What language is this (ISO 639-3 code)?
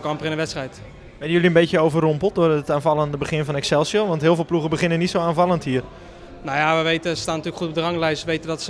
nld